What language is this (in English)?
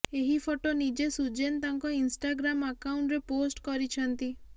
Odia